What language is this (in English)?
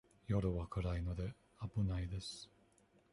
Japanese